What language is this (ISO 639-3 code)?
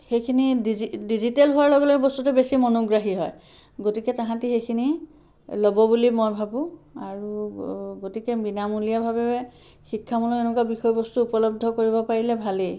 asm